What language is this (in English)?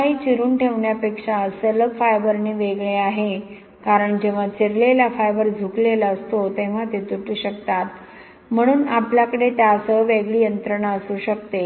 Marathi